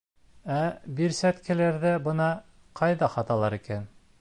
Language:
Bashkir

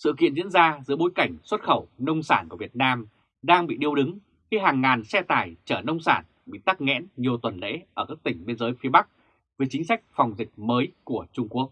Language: Vietnamese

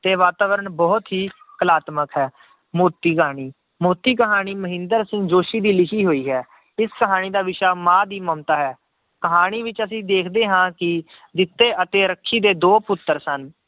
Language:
Punjabi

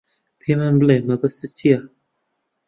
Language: Central Kurdish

